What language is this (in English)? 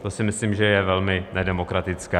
Czech